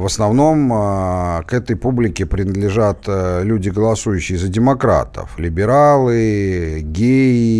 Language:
Russian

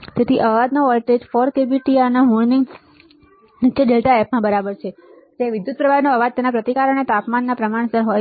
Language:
Gujarati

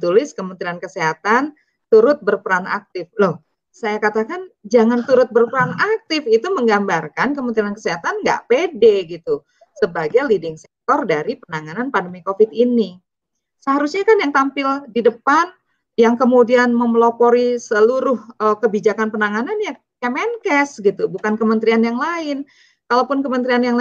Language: Indonesian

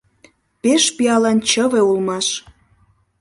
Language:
Mari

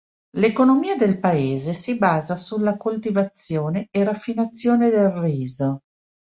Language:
Italian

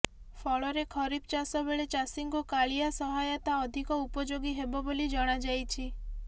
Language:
Odia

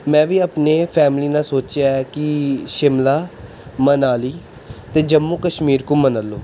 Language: Punjabi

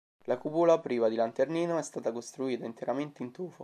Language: Italian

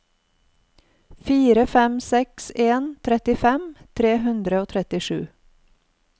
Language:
Norwegian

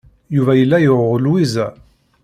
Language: Kabyle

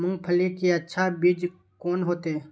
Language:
Maithili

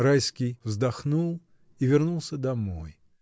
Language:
Russian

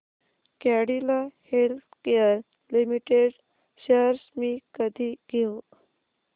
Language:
Marathi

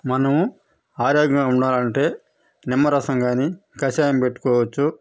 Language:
Telugu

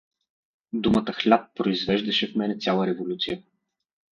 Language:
Bulgarian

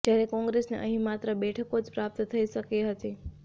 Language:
Gujarati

